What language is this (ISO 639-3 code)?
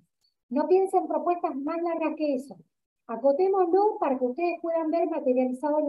spa